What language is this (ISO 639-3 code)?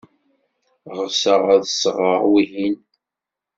kab